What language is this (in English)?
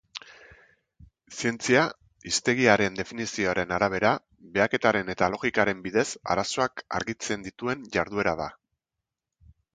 Basque